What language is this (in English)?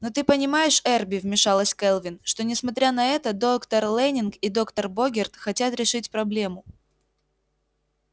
Russian